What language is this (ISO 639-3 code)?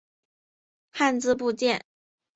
zho